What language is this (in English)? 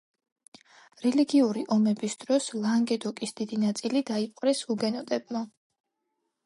Georgian